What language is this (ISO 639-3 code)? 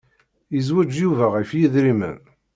kab